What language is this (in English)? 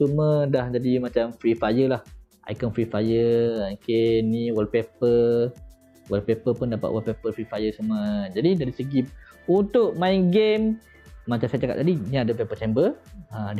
Malay